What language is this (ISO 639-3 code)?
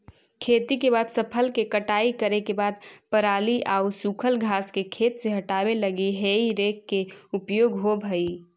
mag